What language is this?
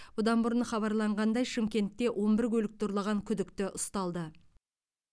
Kazakh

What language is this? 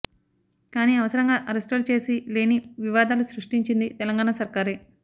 Telugu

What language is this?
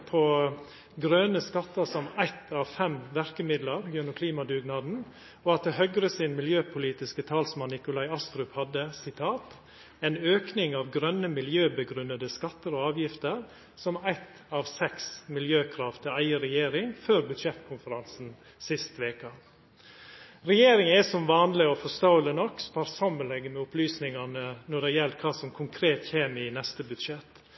Norwegian Nynorsk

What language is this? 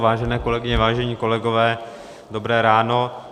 Czech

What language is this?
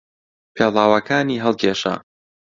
Central Kurdish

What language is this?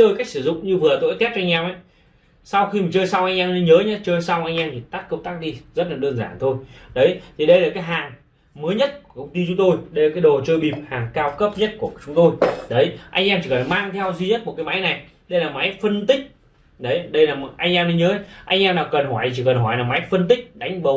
Vietnamese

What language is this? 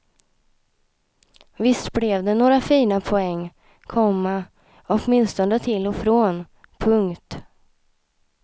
Swedish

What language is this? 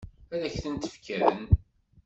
Kabyle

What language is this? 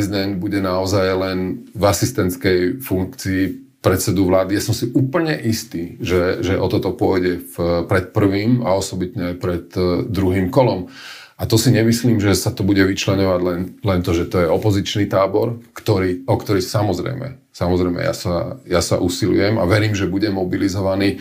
Slovak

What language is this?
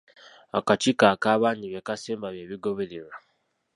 Ganda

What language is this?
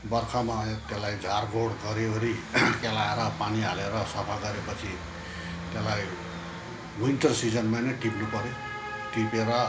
Nepali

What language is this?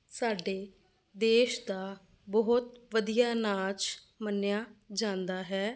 Punjabi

